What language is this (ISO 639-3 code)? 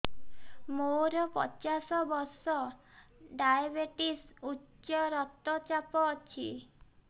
ori